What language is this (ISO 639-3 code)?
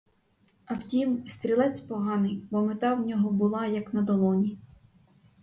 ukr